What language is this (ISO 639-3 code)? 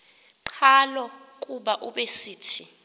xho